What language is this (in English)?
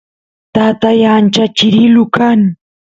Santiago del Estero Quichua